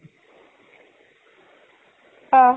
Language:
Assamese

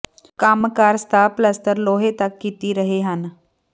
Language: Punjabi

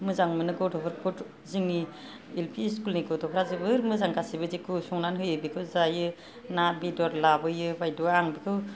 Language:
Bodo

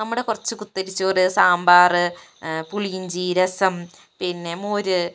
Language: Malayalam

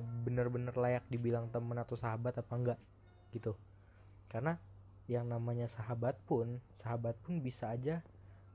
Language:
Indonesian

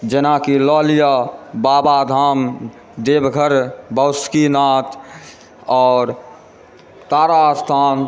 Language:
Maithili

